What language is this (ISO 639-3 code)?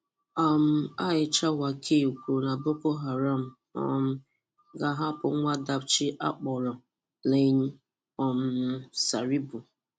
ibo